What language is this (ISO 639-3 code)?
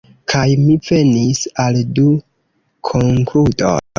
epo